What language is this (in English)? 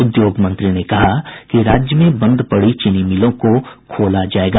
Hindi